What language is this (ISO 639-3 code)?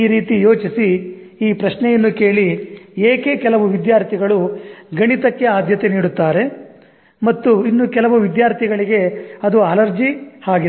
kan